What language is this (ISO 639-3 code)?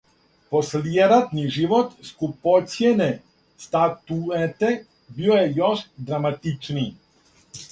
srp